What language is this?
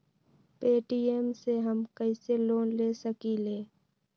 Magahi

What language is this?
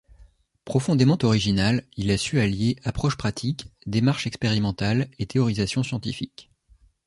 French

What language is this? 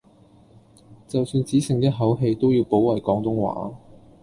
Cantonese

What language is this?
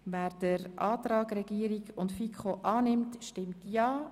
Swiss German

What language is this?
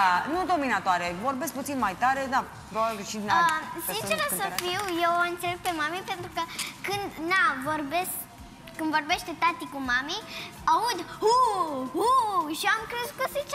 Romanian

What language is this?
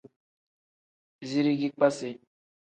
Tem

